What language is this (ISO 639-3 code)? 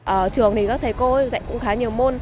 vie